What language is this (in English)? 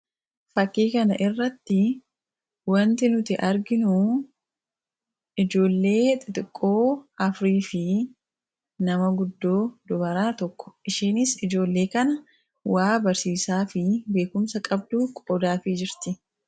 Oromo